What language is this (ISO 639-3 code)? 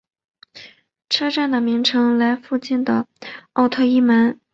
zho